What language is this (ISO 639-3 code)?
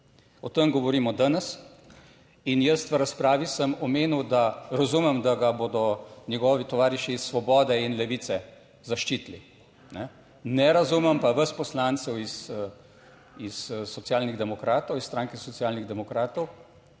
slv